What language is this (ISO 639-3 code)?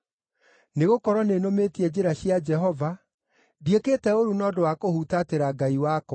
kik